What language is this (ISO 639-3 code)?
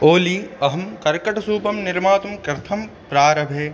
san